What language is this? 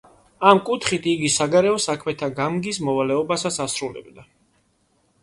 Georgian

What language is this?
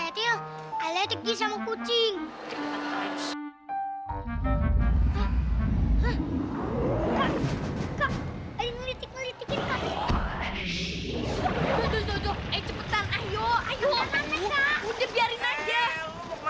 Indonesian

